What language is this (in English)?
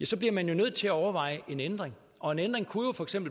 Danish